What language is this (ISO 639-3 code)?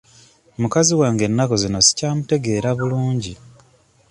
lug